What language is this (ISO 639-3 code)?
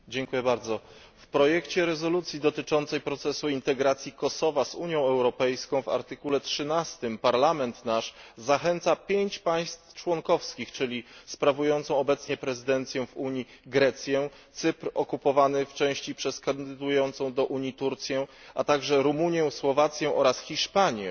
pol